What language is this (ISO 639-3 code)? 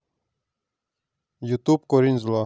rus